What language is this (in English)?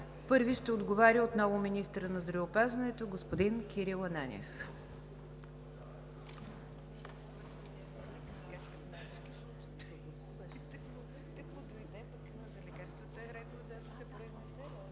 Bulgarian